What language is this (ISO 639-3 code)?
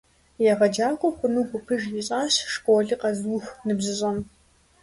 kbd